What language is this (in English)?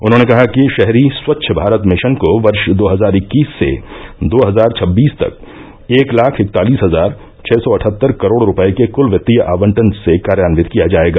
Hindi